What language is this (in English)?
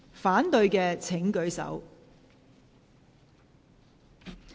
Cantonese